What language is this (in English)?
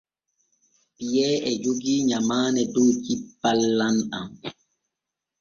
Borgu Fulfulde